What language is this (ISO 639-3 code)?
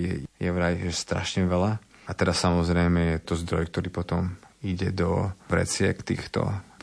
slk